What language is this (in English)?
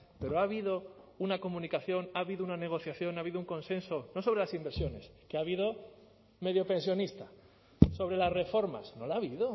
Spanish